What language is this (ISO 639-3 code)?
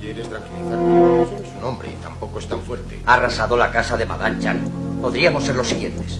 spa